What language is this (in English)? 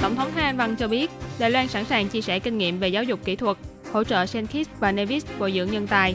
Vietnamese